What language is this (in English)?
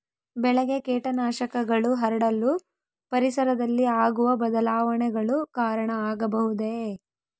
Kannada